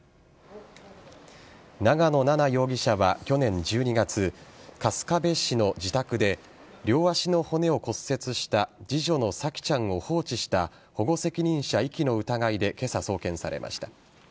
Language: Japanese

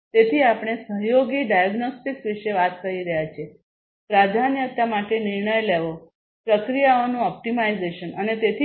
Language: Gujarati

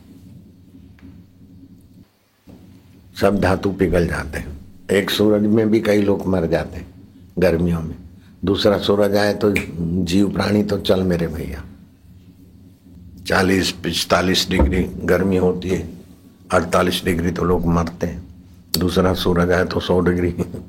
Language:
Hindi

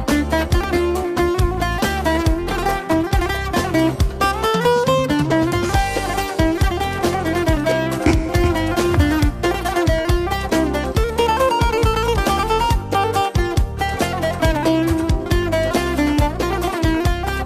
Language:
Arabic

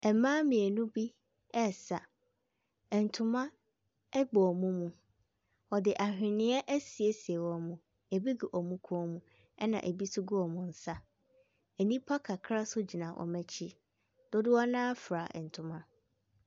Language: Akan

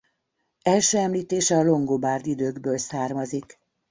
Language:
Hungarian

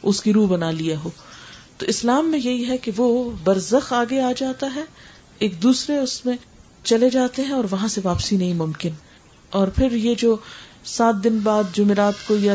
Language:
Urdu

